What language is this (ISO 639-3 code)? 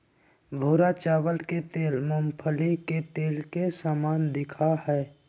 mag